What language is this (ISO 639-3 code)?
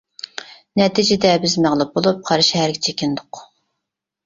uig